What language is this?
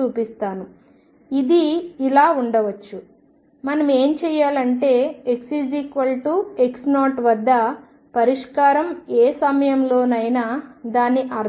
Telugu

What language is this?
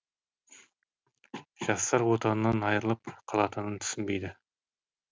Kazakh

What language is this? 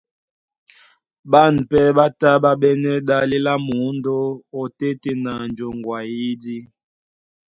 Duala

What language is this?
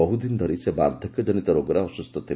Odia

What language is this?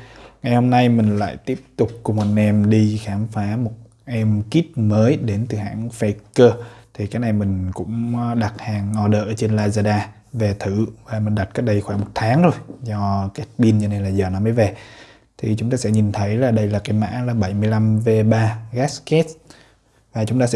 Vietnamese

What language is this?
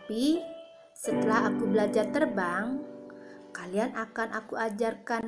Indonesian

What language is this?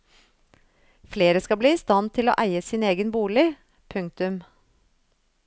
Norwegian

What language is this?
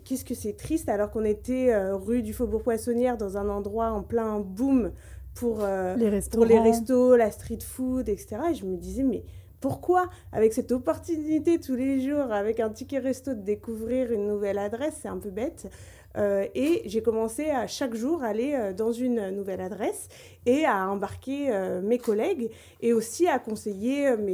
French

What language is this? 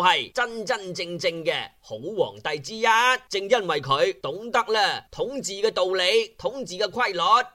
Chinese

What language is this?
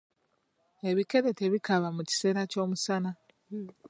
Ganda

